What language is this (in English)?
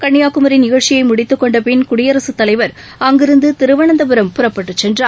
Tamil